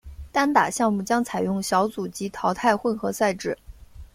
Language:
Chinese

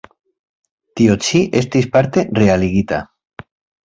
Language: Esperanto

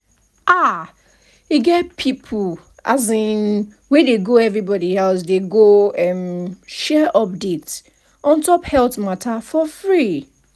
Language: Nigerian Pidgin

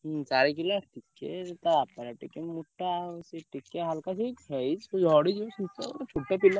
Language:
Odia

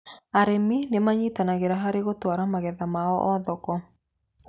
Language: Kikuyu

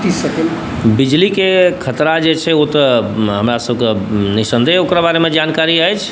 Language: Maithili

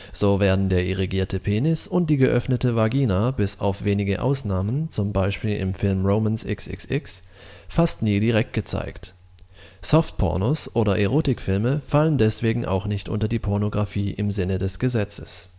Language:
German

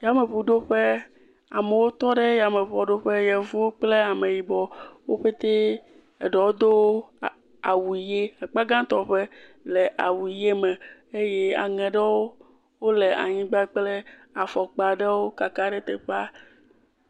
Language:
Ewe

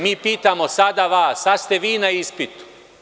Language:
Serbian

